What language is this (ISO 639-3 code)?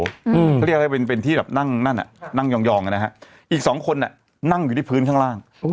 tha